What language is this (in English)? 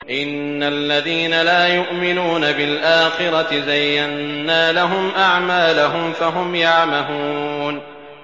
Arabic